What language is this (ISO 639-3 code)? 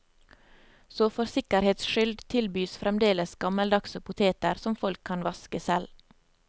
nor